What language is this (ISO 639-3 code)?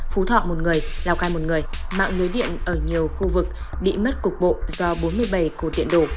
vie